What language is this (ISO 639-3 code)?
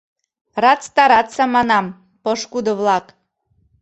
chm